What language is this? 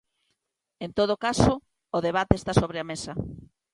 Galician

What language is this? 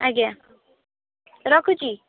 Odia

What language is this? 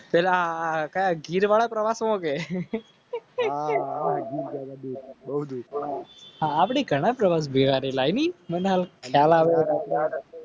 Gujarati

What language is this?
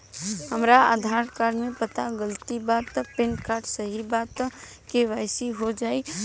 Bhojpuri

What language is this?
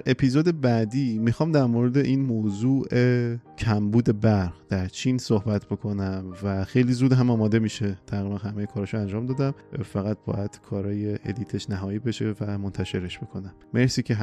Persian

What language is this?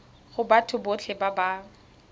Tswana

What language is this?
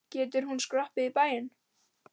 Icelandic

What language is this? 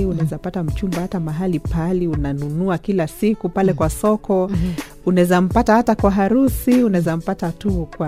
Swahili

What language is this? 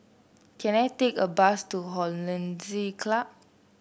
English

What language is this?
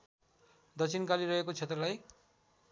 Nepali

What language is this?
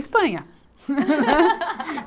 Portuguese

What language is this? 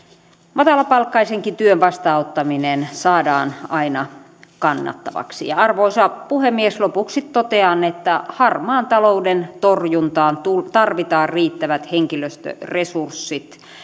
Finnish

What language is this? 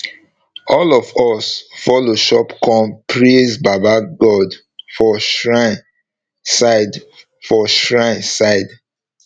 Nigerian Pidgin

